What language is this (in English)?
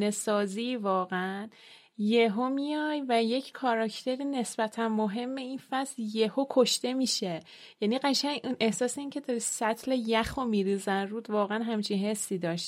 Persian